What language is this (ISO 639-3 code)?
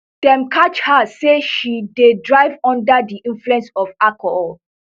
pcm